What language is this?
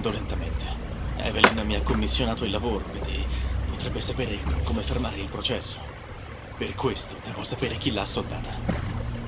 Italian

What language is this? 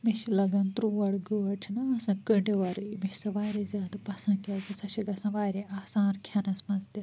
Kashmiri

